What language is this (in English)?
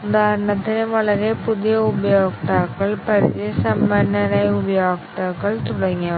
Malayalam